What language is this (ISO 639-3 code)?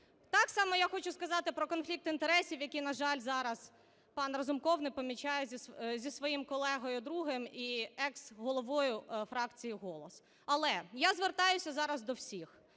ukr